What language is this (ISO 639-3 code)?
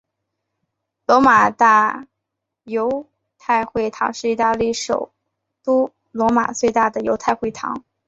zho